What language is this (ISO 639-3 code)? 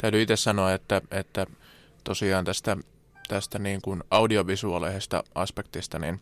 fin